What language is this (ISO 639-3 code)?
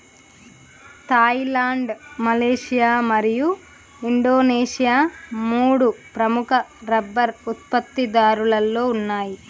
tel